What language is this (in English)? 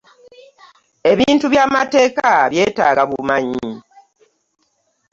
Ganda